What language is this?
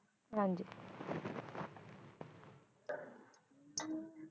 Punjabi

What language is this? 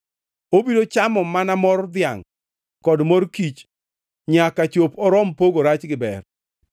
Luo (Kenya and Tanzania)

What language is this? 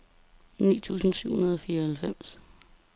Danish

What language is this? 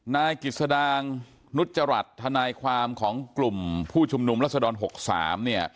Thai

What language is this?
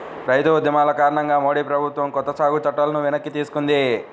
Telugu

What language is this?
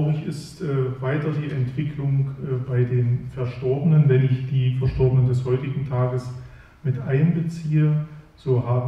German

